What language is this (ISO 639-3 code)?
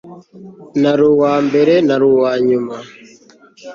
kin